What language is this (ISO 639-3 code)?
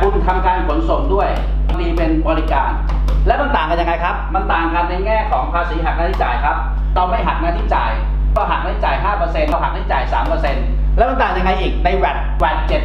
tha